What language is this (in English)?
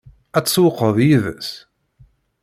Kabyle